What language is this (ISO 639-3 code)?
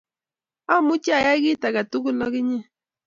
kln